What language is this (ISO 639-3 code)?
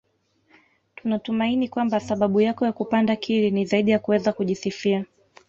swa